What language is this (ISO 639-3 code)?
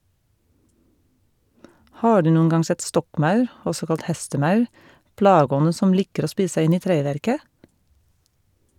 nor